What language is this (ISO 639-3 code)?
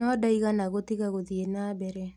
kik